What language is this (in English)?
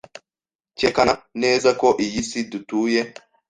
Kinyarwanda